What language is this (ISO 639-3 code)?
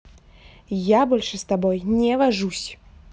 rus